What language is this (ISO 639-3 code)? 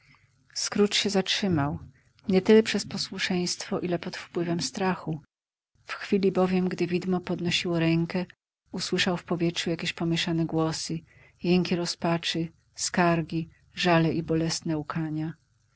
pol